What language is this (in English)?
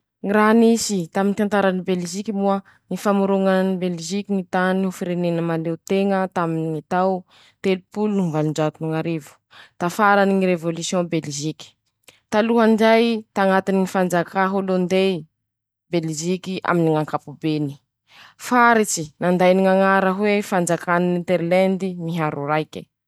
Masikoro Malagasy